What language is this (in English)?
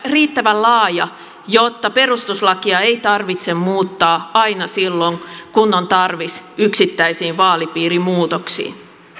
Finnish